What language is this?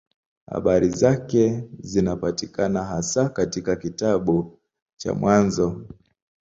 Swahili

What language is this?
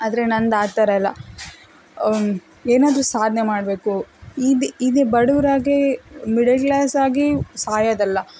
Kannada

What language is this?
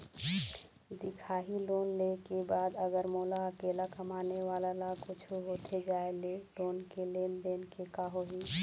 Chhattisgarhi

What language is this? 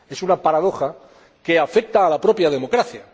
Spanish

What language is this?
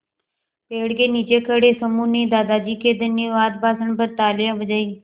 Hindi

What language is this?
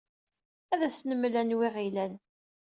Kabyle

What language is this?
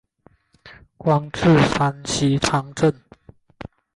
Chinese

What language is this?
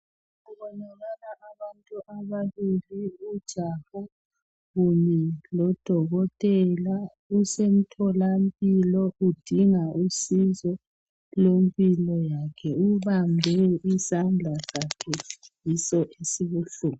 North Ndebele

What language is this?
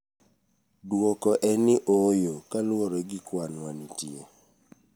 Luo (Kenya and Tanzania)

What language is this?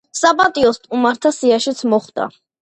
Georgian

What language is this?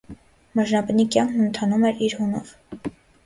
Armenian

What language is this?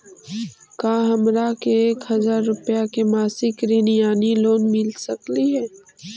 Magahi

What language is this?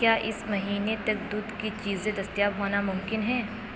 Urdu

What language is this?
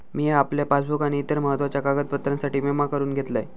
Marathi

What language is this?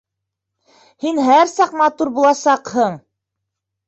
Bashkir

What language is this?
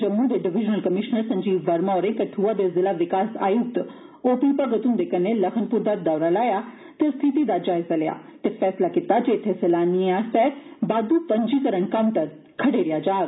Dogri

